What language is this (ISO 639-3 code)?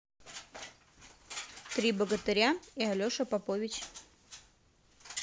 rus